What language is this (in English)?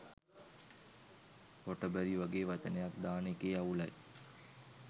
Sinhala